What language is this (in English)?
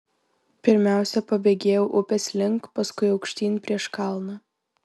Lithuanian